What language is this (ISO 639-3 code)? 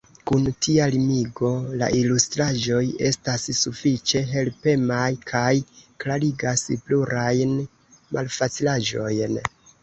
epo